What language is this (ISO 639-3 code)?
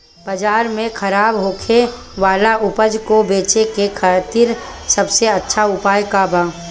bho